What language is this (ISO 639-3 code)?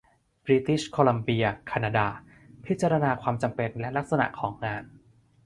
tha